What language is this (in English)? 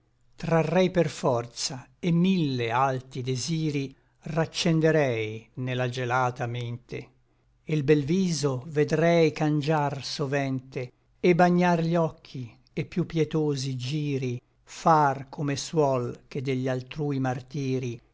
Italian